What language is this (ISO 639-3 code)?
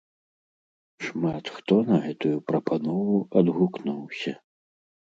bel